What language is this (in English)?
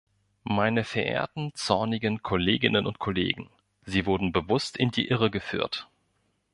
German